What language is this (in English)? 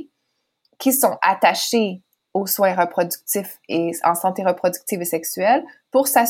French